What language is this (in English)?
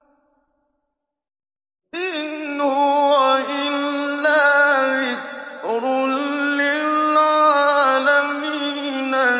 Arabic